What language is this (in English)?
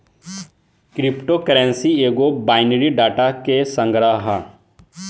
Bhojpuri